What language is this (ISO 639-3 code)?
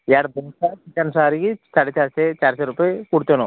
kan